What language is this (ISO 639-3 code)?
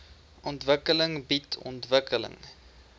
afr